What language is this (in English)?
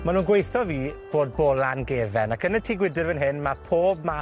Welsh